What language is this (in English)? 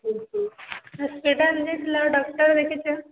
Odia